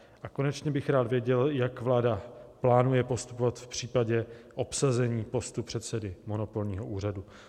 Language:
Czech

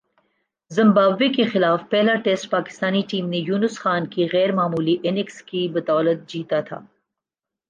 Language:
Urdu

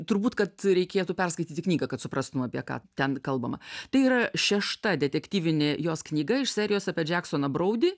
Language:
Lithuanian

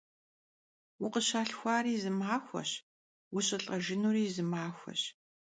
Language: Kabardian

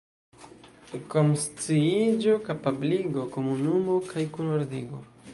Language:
Esperanto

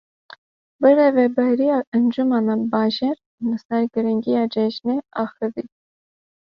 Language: Kurdish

